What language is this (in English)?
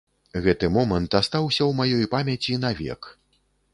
Belarusian